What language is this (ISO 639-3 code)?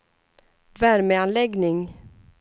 swe